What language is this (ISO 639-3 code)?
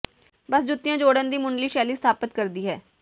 pan